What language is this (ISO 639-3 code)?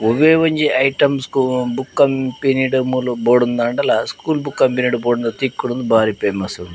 tcy